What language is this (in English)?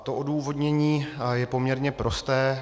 Czech